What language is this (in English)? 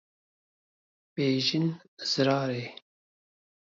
Kurdish